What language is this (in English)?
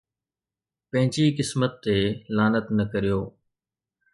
Sindhi